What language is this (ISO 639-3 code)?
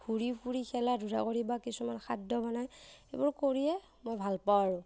asm